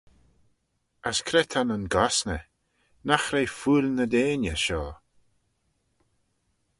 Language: Manx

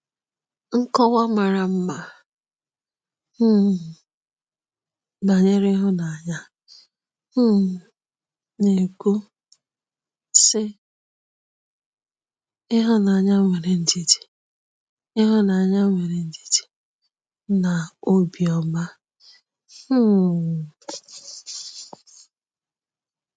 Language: Igbo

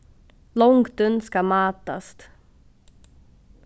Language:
Faroese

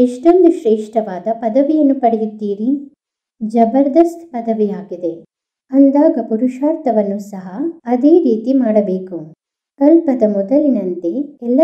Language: Romanian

